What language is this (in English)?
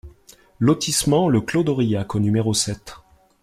French